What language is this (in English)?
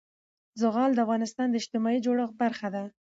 Pashto